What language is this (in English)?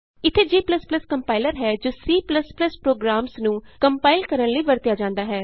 Punjabi